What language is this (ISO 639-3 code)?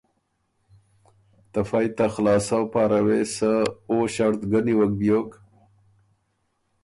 oru